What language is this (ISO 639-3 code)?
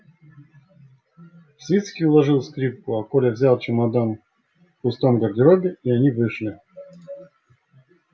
rus